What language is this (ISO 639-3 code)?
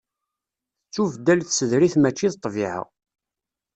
kab